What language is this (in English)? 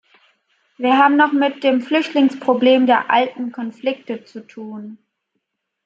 German